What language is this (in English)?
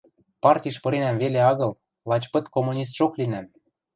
Western Mari